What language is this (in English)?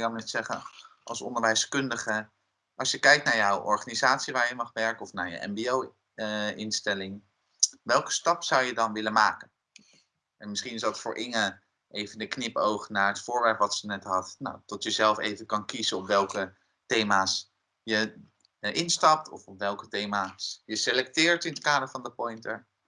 Dutch